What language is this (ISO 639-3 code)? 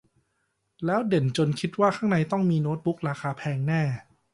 tha